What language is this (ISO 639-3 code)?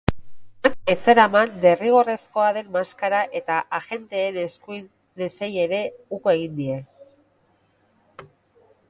eus